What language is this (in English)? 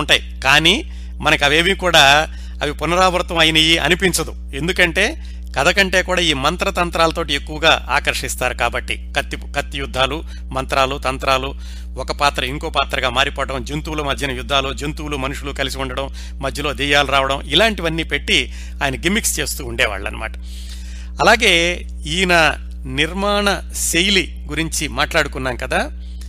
Telugu